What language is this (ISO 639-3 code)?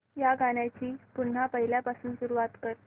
mar